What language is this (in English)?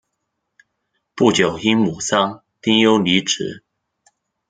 Chinese